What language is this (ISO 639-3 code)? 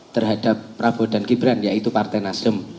ind